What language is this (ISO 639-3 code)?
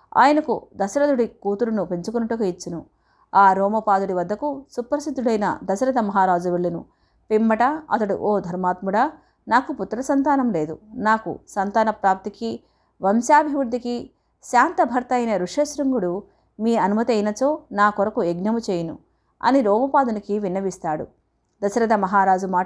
tel